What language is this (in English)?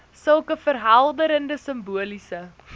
Afrikaans